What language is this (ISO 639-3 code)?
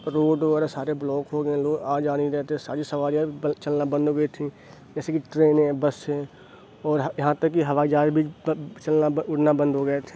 urd